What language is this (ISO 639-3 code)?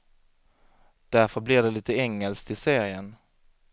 swe